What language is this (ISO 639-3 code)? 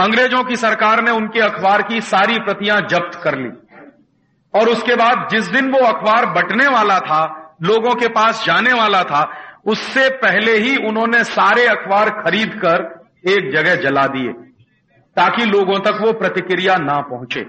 hin